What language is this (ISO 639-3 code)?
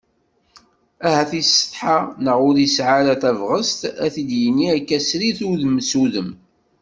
kab